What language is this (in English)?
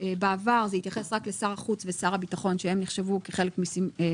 Hebrew